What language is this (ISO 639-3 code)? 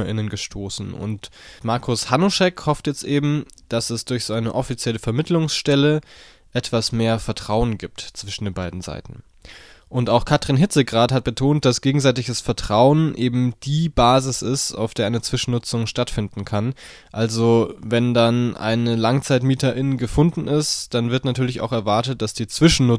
deu